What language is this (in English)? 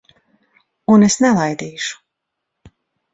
Latvian